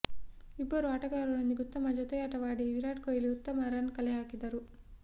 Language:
Kannada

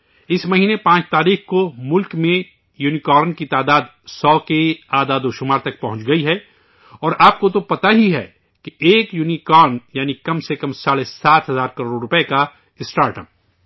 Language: Urdu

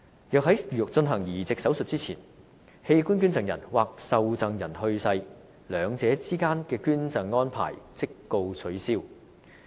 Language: Cantonese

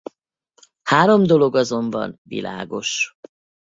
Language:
Hungarian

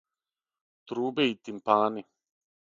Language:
Serbian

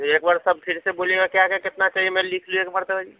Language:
Urdu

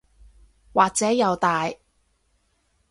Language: Cantonese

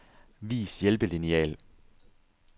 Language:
Danish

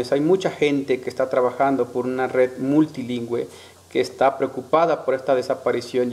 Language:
Spanish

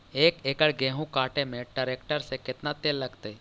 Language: Magahi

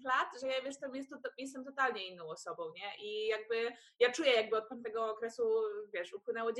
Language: Polish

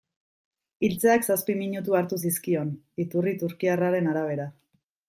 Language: Basque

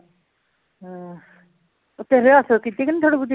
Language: Punjabi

